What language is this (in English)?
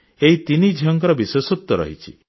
Odia